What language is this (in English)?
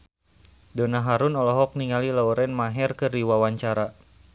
Sundanese